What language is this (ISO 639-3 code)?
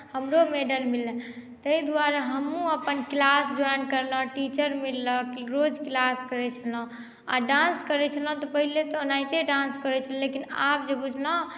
mai